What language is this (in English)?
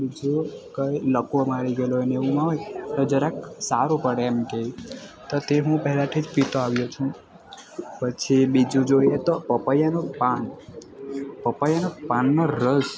Gujarati